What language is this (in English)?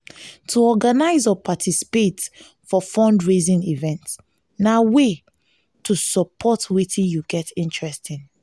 Nigerian Pidgin